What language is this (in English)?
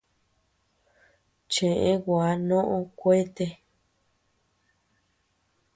Tepeuxila Cuicatec